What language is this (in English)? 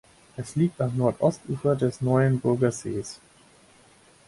German